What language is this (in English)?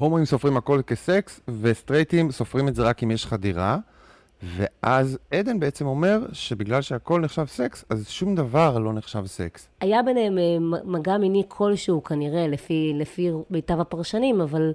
Hebrew